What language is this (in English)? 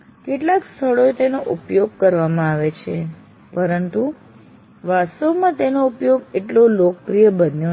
Gujarati